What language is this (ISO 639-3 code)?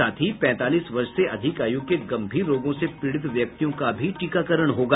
hin